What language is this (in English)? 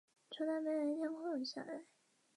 Chinese